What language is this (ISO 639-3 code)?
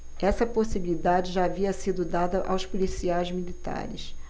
por